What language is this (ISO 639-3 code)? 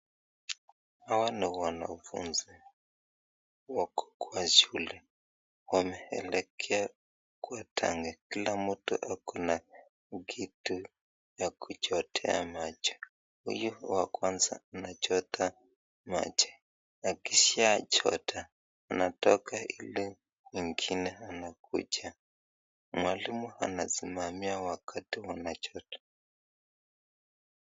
swa